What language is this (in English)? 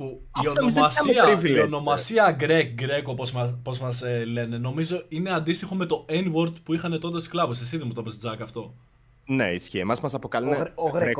Greek